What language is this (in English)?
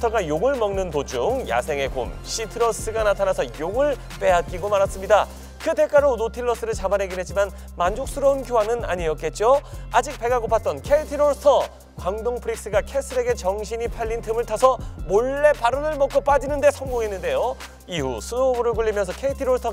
Korean